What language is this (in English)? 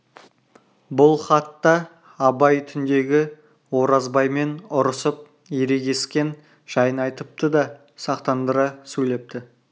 Kazakh